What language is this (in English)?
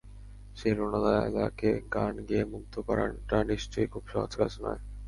Bangla